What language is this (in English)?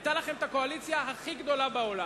Hebrew